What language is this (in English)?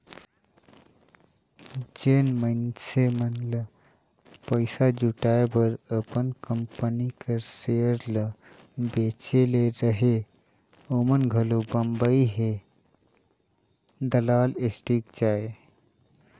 Chhattisgarhi